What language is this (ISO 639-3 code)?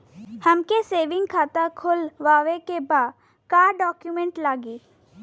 bho